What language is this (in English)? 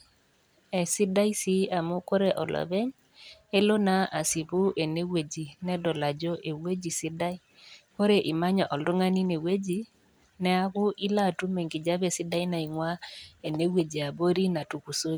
Masai